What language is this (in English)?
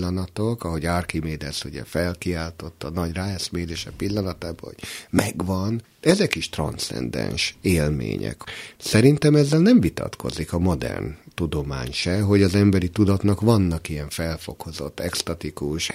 Hungarian